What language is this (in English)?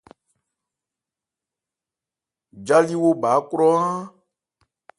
Ebrié